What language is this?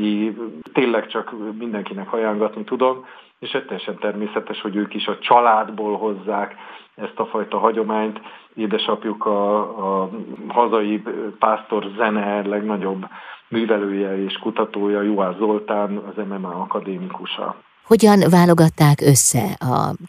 Hungarian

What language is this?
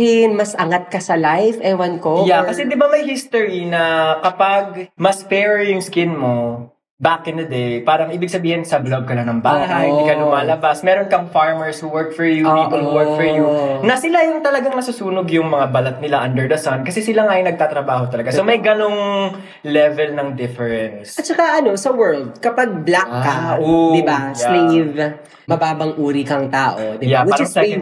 Filipino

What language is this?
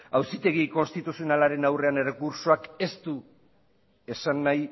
Basque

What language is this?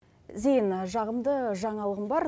Kazakh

